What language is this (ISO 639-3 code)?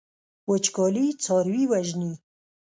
pus